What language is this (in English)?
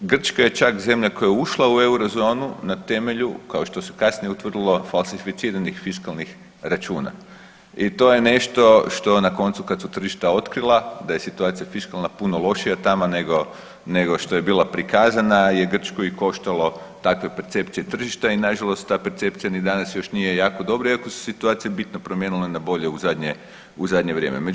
Croatian